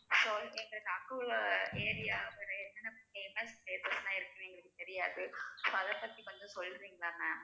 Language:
Tamil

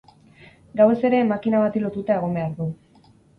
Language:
Basque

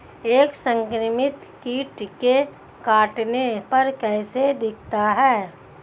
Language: Hindi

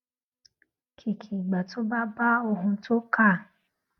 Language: Yoruba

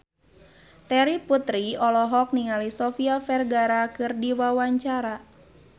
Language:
Sundanese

